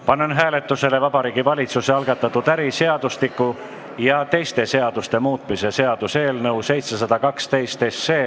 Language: Estonian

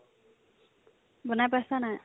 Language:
Assamese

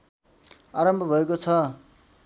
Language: Nepali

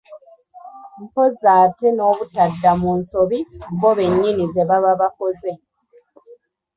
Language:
Ganda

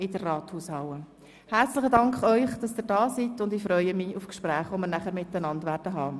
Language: Swiss German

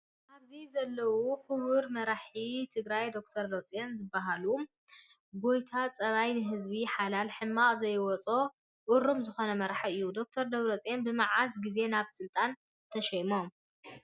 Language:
Tigrinya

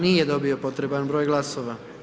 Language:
Croatian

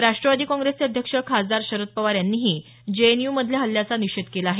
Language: Marathi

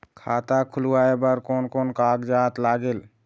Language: Chhattisgarhi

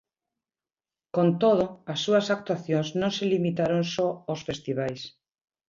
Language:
Galician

